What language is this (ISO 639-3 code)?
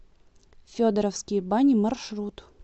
rus